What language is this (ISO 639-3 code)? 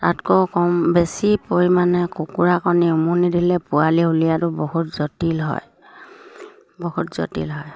asm